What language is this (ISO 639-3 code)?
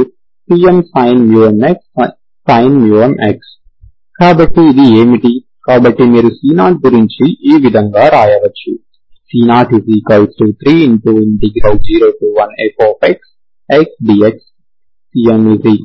tel